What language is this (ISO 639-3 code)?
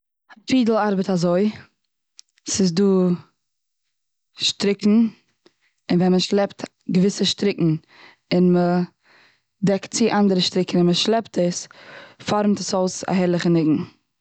yid